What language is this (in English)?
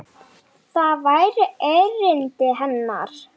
Icelandic